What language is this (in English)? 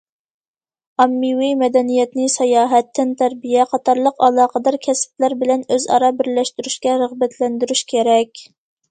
Uyghur